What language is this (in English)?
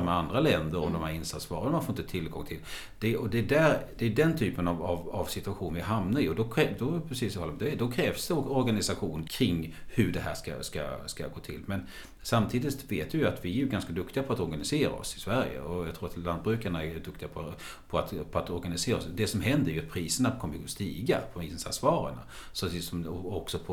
Swedish